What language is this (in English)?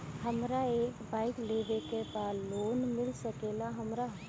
Bhojpuri